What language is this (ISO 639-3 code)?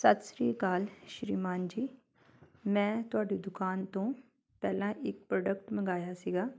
pan